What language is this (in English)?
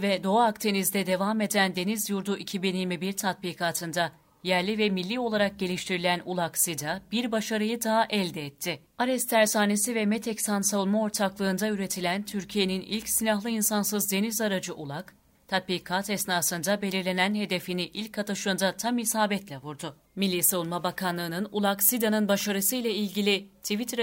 Turkish